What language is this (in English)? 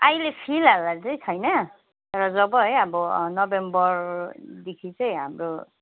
Nepali